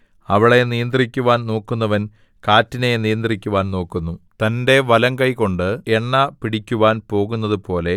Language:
Malayalam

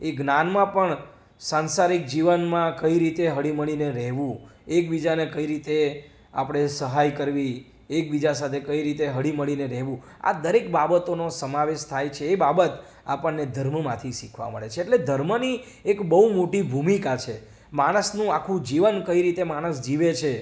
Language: Gujarati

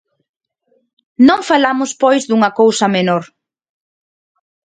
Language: Galician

